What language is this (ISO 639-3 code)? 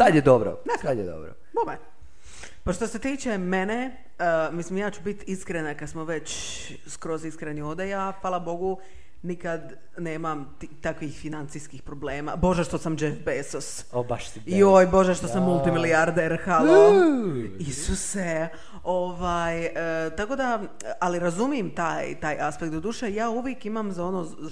hrv